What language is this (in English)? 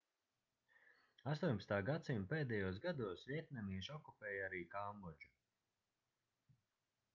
Latvian